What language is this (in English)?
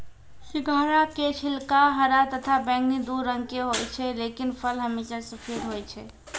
Maithili